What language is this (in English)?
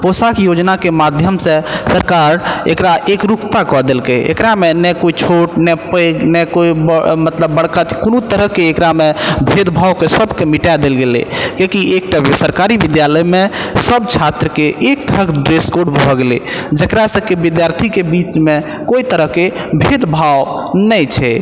Maithili